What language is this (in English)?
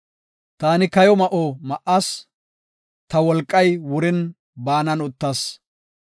Gofa